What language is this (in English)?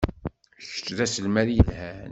Kabyle